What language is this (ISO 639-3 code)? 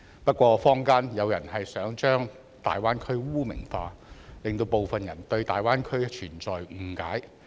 yue